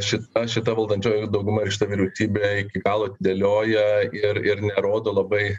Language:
Lithuanian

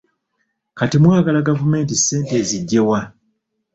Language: Ganda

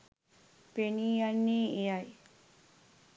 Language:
Sinhala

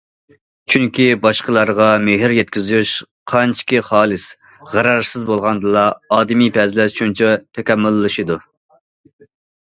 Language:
Uyghur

